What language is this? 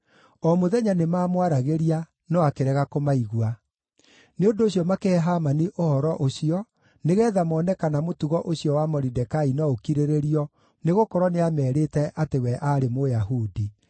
Kikuyu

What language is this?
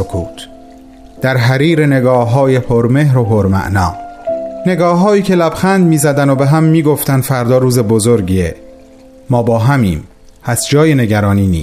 Persian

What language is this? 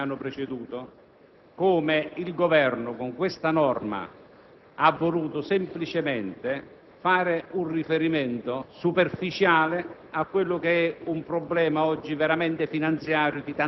Italian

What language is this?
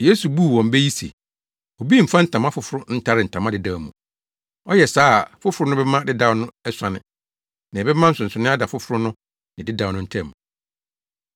Akan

